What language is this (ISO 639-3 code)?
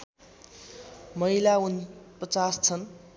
nep